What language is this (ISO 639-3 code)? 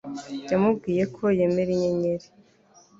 kin